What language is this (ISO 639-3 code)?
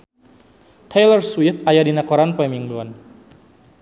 sun